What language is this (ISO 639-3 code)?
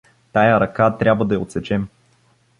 bul